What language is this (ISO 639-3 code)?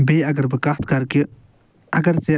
kas